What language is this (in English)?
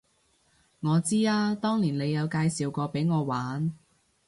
Cantonese